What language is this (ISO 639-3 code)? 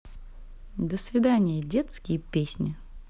rus